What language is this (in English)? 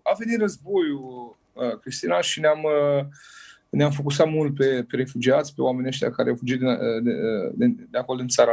Romanian